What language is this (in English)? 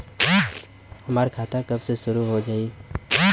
Bhojpuri